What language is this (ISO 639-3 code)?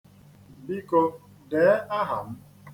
ibo